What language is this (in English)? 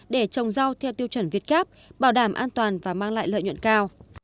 Vietnamese